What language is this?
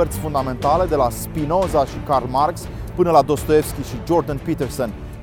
Romanian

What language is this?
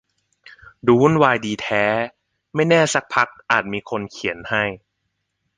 Thai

